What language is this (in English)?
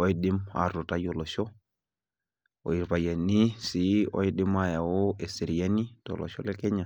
Masai